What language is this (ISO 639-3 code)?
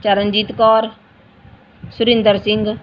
pan